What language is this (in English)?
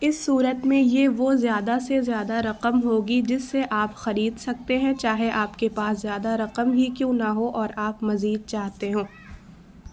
Urdu